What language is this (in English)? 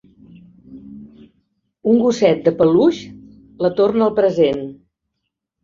Catalan